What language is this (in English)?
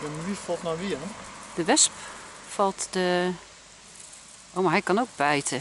Dutch